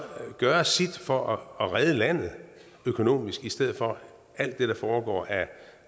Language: Danish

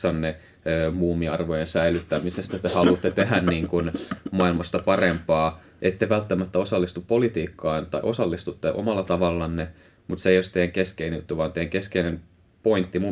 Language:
Finnish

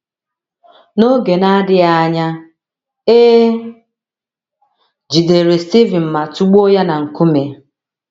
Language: Igbo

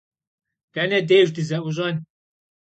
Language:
Kabardian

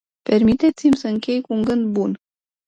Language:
Romanian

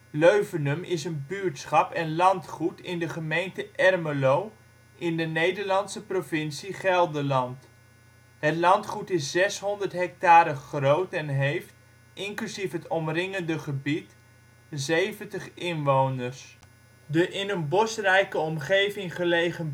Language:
Dutch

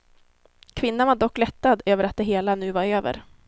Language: Swedish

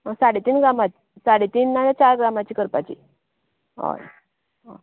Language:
Konkani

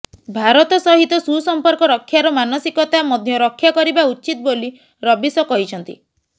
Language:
Odia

